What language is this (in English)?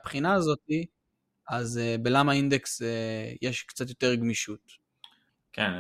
Hebrew